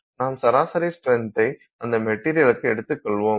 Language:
Tamil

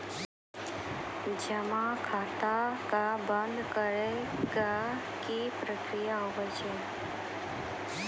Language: Maithili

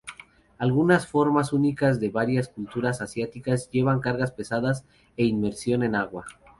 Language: Spanish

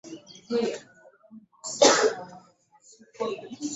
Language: Ganda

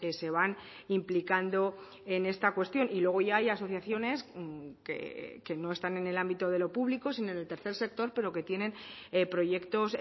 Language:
Spanish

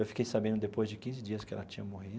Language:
Portuguese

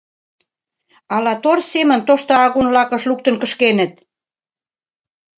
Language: Mari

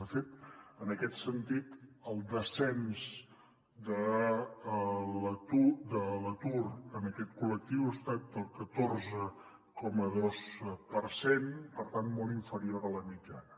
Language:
Catalan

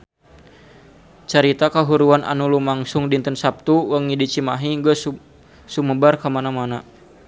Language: Sundanese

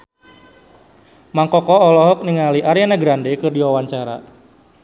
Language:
Sundanese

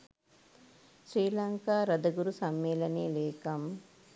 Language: Sinhala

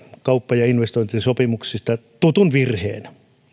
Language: Finnish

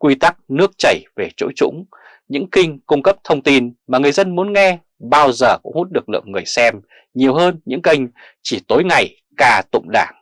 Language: Vietnamese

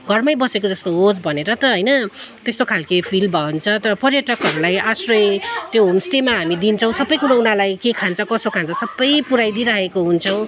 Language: Nepali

